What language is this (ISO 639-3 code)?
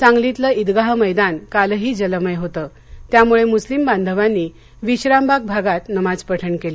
mar